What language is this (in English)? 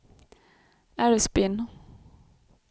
Swedish